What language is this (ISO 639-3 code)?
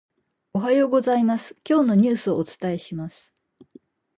jpn